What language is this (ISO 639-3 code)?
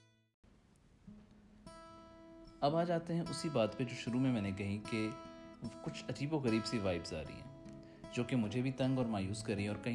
urd